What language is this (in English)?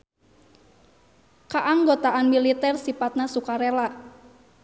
Sundanese